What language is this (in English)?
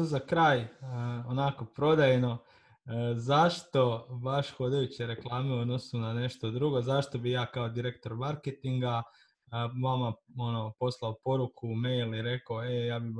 Croatian